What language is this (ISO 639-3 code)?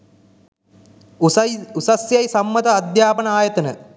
sin